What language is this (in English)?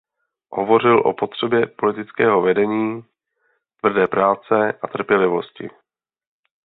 Czech